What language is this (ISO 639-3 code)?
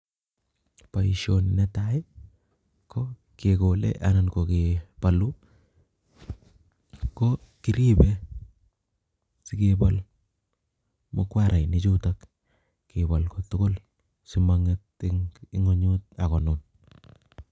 kln